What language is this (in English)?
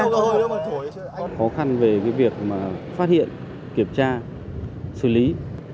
Vietnamese